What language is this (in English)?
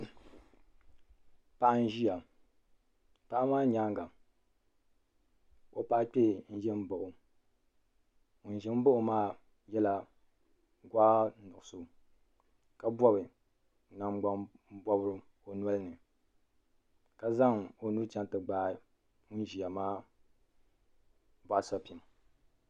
Dagbani